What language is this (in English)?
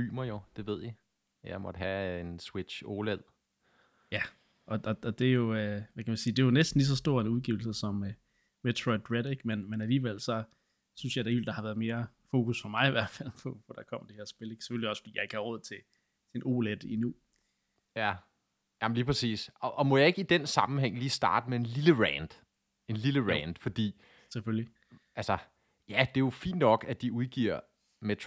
Danish